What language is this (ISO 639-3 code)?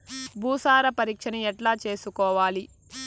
tel